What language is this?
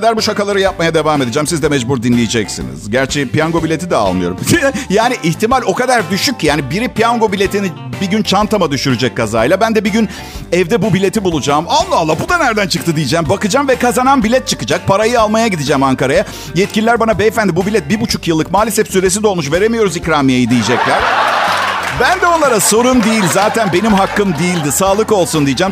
Turkish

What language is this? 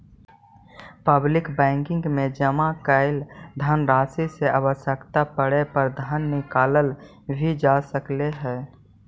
Magahi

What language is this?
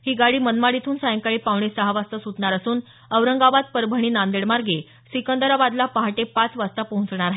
Marathi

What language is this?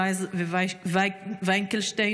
Hebrew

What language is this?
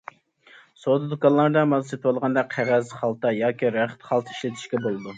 Uyghur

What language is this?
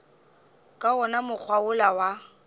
Northern Sotho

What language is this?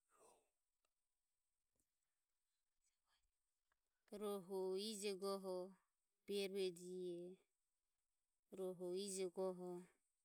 Ömie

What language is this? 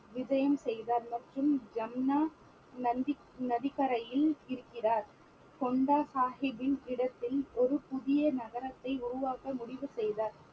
Tamil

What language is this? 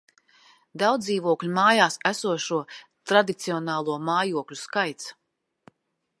Latvian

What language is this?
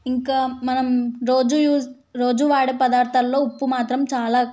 Telugu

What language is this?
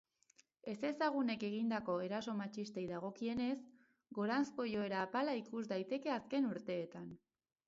Basque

